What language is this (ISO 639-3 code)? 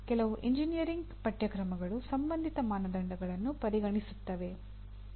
kan